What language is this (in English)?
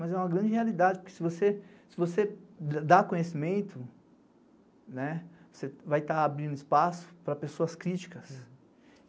Portuguese